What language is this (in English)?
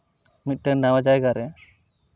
Santali